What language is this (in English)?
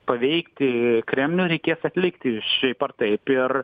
Lithuanian